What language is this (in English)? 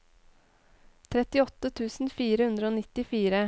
Norwegian